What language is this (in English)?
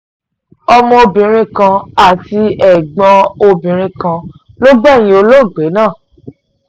Yoruba